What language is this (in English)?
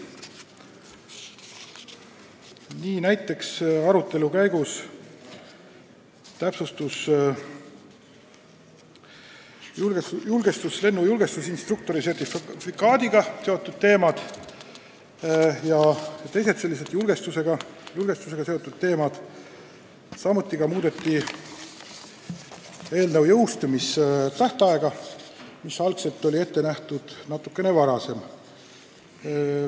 Estonian